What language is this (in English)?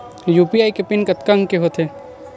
Chhattisgarhi